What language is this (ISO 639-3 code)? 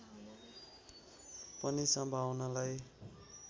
nep